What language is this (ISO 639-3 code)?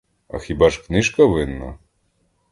ukr